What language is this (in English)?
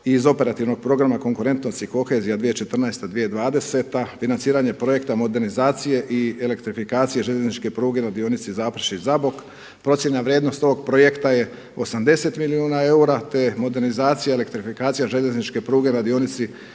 Croatian